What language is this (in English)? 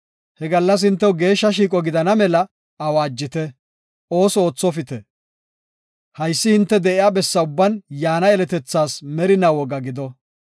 Gofa